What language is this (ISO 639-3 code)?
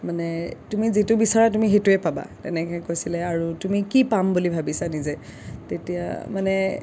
asm